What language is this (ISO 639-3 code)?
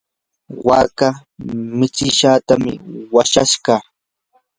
qur